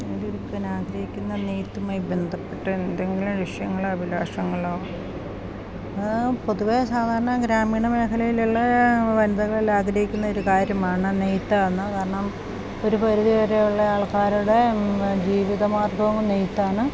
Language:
Malayalam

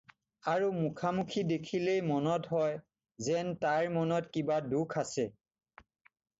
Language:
Assamese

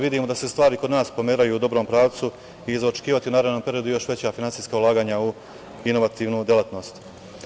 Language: Serbian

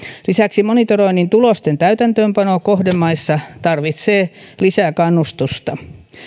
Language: Finnish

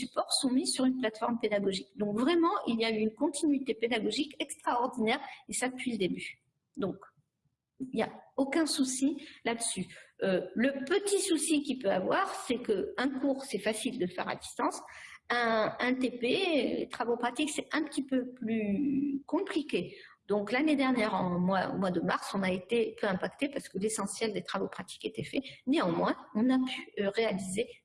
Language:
French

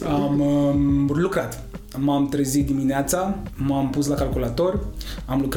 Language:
Romanian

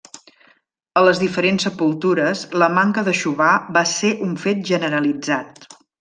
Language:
Catalan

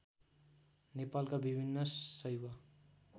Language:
Nepali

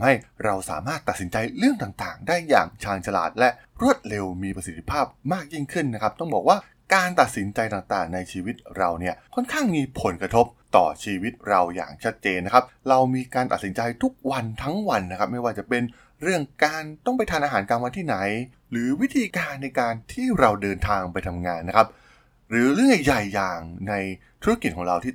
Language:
Thai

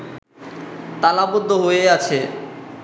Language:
Bangla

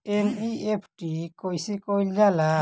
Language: Bhojpuri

